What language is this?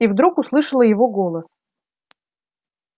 Russian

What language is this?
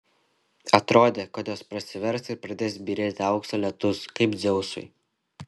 Lithuanian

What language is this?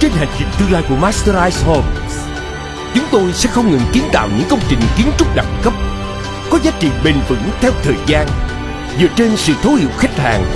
Vietnamese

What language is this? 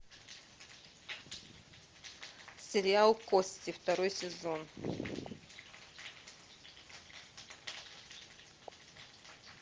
Russian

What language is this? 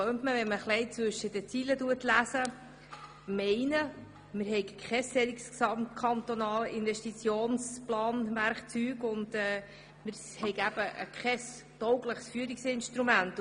Swiss German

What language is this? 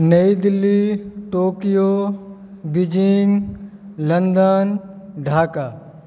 Maithili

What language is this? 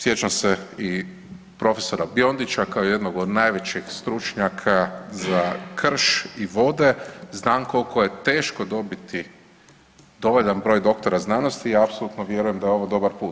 Croatian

